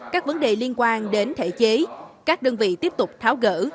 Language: Vietnamese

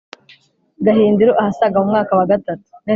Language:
Kinyarwanda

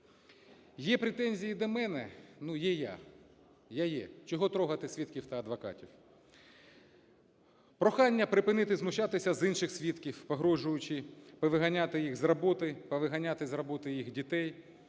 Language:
Ukrainian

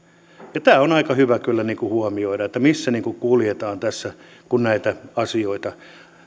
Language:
Finnish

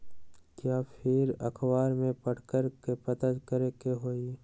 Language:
Magahi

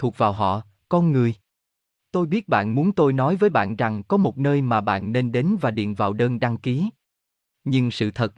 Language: Vietnamese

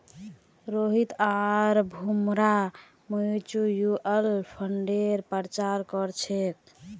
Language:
Magahi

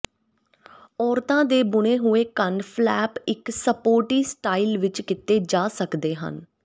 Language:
Punjabi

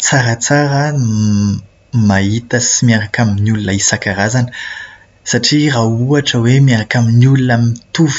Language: Malagasy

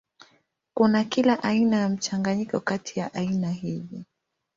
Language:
Swahili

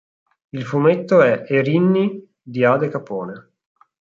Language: Italian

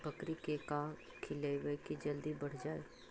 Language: Magahi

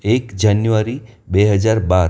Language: Gujarati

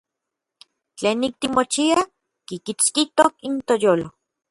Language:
Orizaba Nahuatl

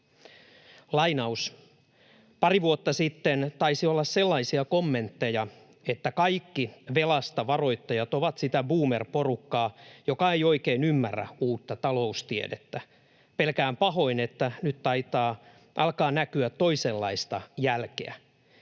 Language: Finnish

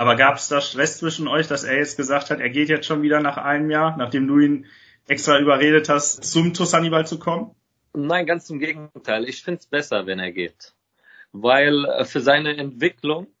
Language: German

